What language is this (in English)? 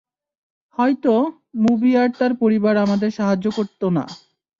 Bangla